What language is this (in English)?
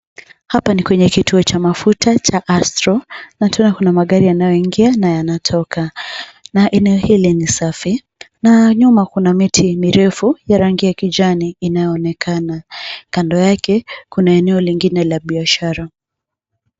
Swahili